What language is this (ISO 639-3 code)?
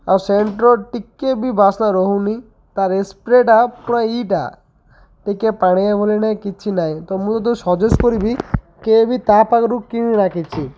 ori